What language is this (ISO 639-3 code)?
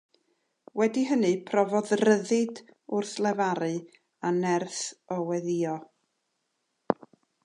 cym